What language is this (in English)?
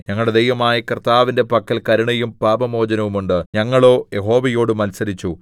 Malayalam